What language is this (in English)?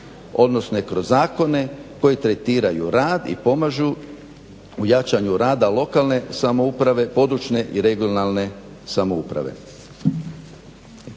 Croatian